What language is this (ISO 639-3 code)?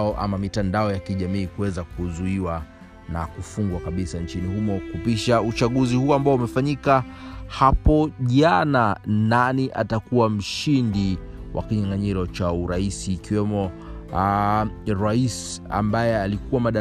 swa